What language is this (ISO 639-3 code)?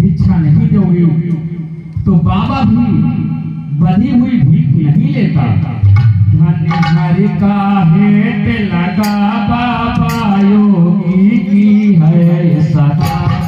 hin